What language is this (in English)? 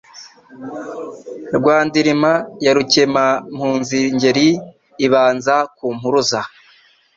Kinyarwanda